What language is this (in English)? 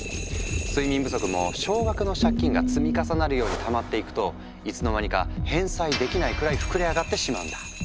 Japanese